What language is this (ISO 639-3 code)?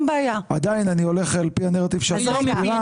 heb